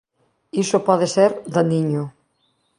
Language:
Galician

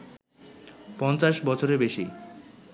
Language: Bangla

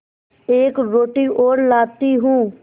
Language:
Hindi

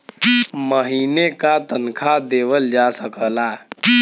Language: Bhojpuri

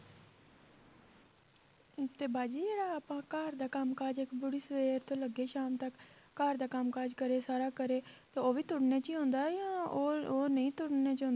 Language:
Punjabi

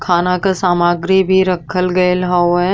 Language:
Bhojpuri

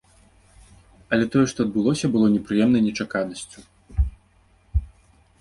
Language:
Belarusian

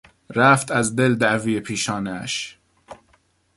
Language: Persian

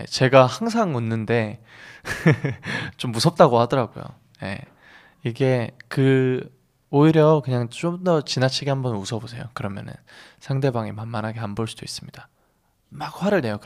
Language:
Korean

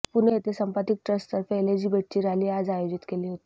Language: Marathi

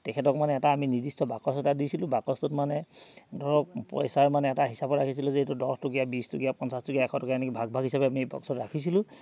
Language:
Assamese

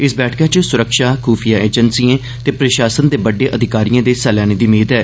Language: Dogri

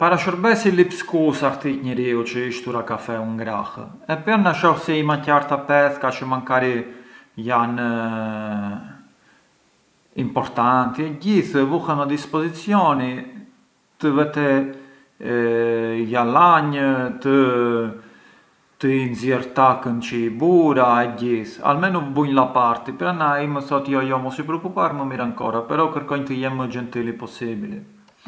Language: Arbëreshë Albanian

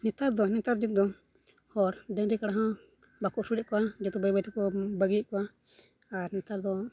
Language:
Santali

